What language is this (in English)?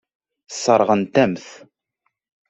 Kabyle